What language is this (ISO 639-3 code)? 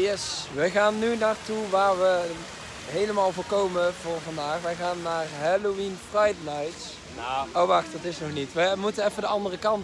nld